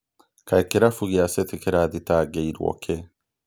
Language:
Kikuyu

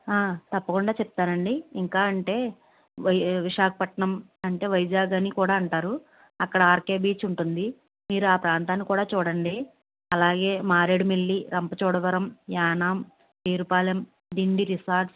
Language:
Telugu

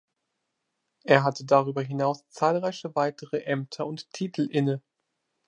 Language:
German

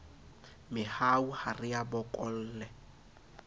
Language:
Southern Sotho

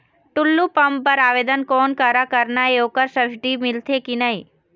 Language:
Chhattisgarhi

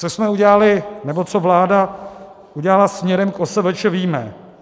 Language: Czech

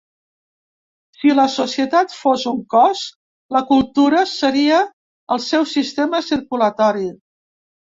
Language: Catalan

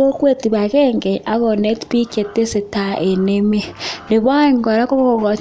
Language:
Kalenjin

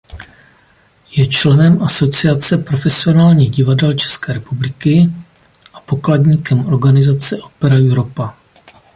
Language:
Czech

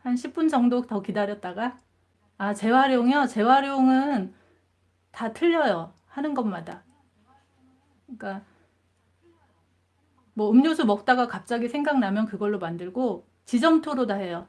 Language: Korean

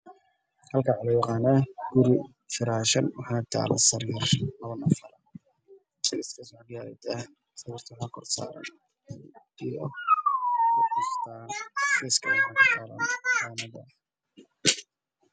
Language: Somali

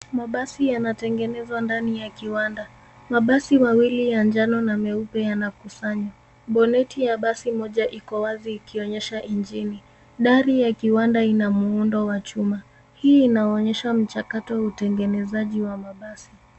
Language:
Swahili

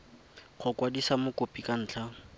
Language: Tswana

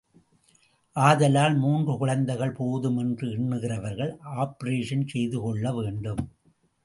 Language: Tamil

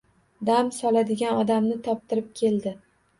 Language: Uzbek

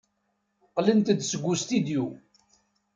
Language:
Kabyle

